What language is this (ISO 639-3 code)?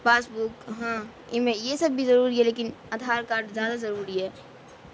urd